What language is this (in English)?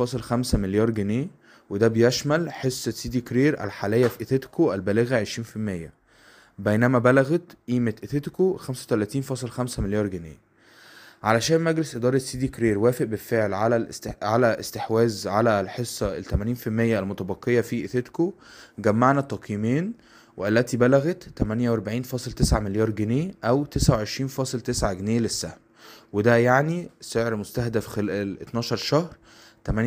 Arabic